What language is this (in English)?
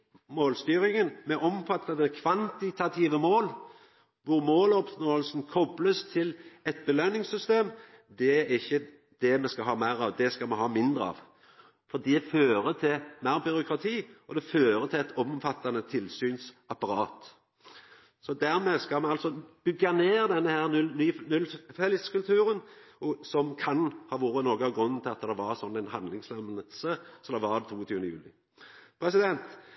Norwegian Nynorsk